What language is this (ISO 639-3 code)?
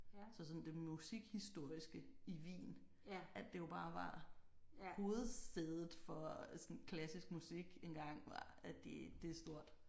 dan